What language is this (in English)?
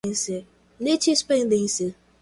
Portuguese